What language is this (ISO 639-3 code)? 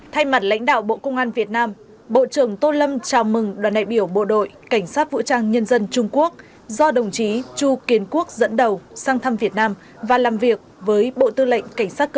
vie